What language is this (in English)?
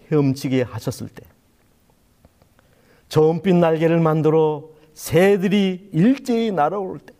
Korean